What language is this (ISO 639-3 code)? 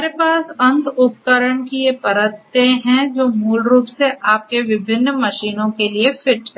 hin